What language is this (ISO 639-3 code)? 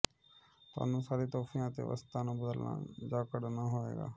pan